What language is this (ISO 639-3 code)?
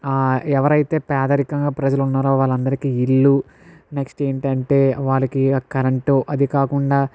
tel